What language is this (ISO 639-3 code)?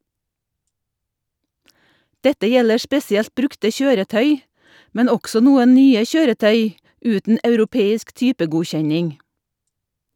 nor